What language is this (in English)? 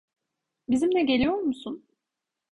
Turkish